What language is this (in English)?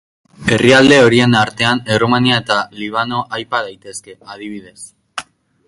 Basque